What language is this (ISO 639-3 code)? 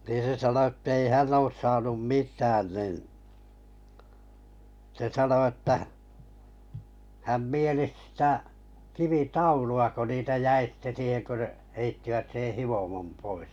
fin